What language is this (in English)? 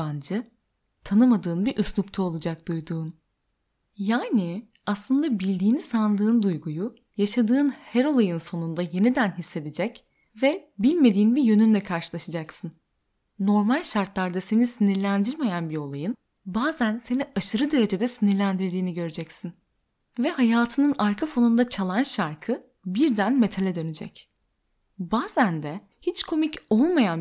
Turkish